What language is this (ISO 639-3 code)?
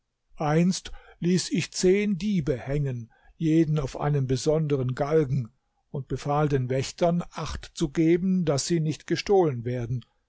deu